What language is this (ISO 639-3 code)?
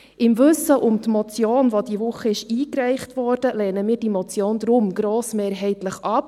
gsw